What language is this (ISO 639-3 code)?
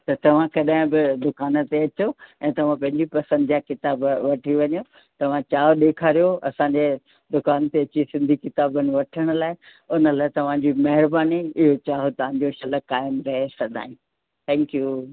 snd